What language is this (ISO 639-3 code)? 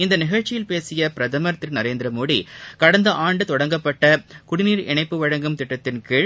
tam